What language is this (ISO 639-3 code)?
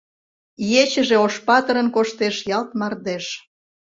chm